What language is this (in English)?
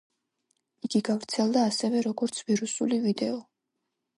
Georgian